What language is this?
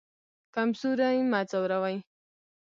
Pashto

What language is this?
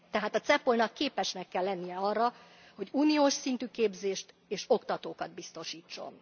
Hungarian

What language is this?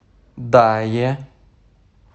Russian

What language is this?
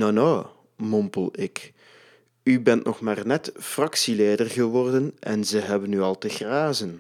Dutch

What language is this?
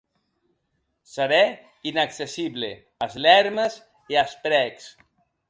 Occitan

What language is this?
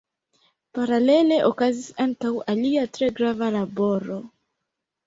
Esperanto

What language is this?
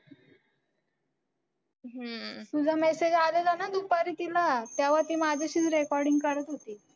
Marathi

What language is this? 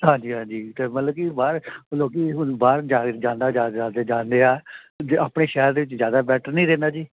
Punjabi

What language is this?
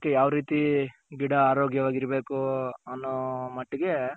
Kannada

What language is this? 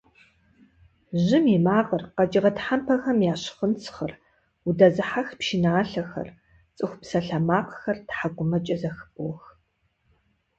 Kabardian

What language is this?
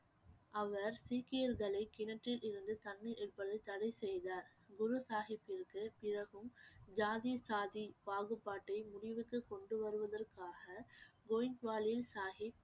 Tamil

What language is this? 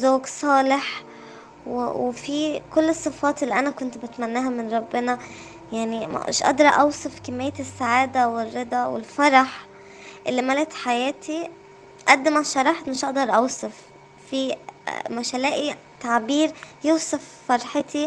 Arabic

